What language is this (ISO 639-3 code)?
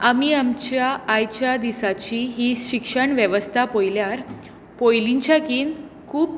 kok